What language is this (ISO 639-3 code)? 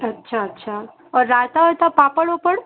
hin